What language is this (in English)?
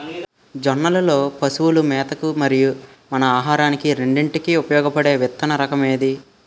Telugu